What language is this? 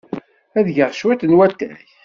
Kabyle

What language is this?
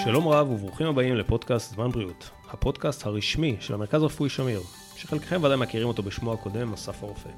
Hebrew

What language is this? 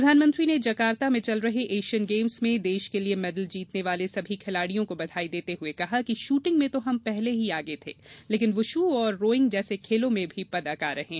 Hindi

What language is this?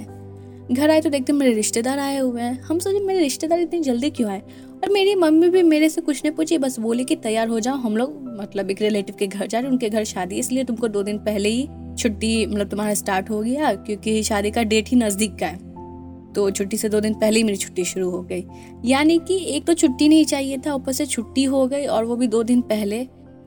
Hindi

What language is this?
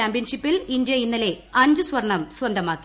Malayalam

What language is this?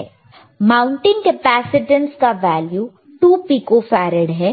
Hindi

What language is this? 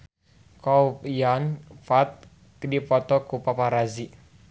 Sundanese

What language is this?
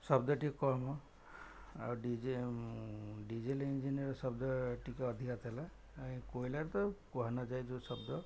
Odia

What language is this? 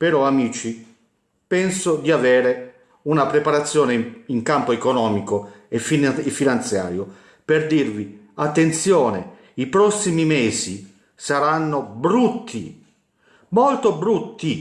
Italian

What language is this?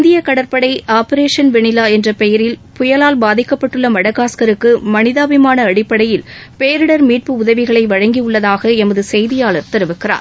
Tamil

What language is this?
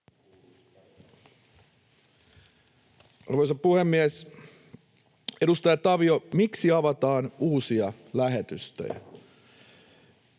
Finnish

